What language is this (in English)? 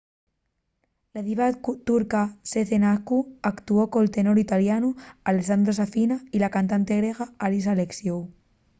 Asturian